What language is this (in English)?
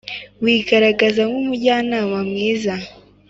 Kinyarwanda